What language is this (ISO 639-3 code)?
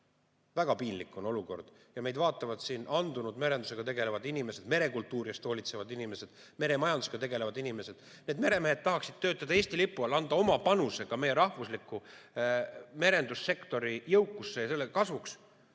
est